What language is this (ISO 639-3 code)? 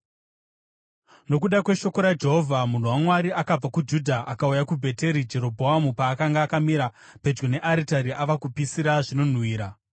sna